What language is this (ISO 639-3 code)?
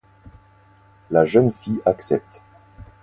fra